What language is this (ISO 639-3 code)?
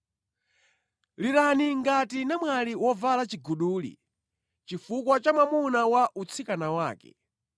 nya